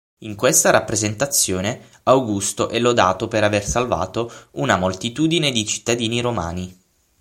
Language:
Italian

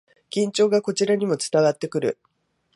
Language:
Japanese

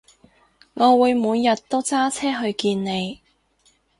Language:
Cantonese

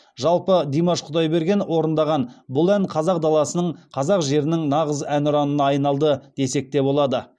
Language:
Kazakh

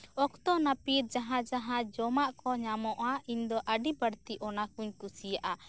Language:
Santali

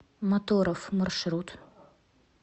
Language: Russian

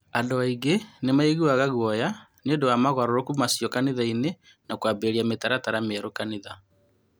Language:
Kikuyu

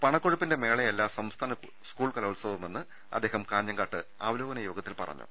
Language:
Malayalam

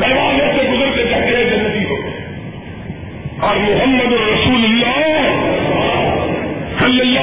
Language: Urdu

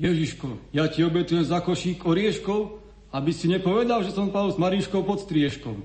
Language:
Slovak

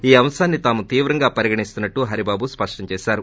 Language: Telugu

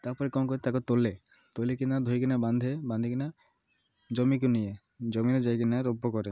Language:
Odia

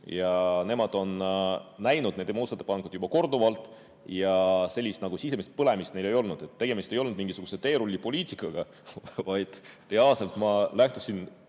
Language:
Estonian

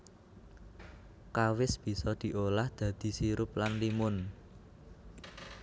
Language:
Javanese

